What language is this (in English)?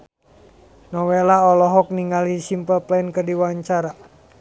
Sundanese